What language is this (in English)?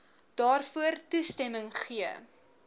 Afrikaans